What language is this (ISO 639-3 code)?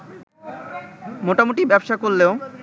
ben